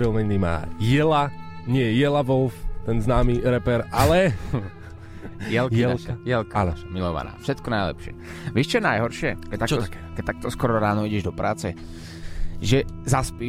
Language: Slovak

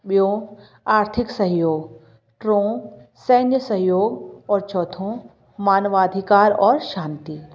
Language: Sindhi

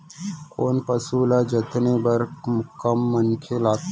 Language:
Chhattisgarhi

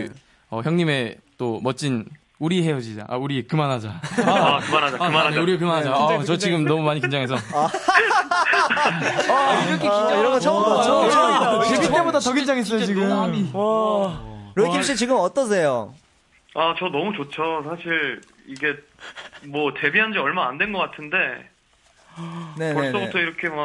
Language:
Korean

